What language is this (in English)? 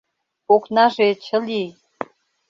Mari